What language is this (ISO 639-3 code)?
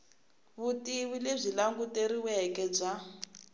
tso